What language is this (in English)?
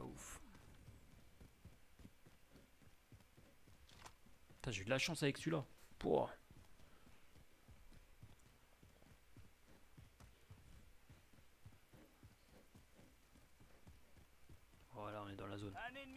French